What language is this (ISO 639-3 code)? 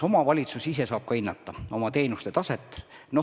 est